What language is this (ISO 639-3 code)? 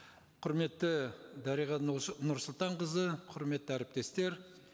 kaz